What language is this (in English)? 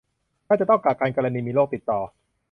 Thai